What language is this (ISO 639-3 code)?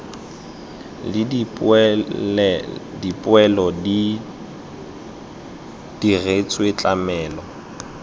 tsn